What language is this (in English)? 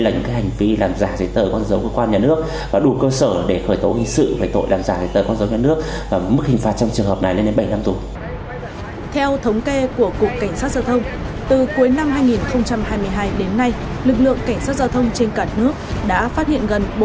Vietnamese